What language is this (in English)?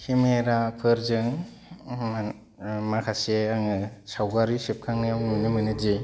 Bodo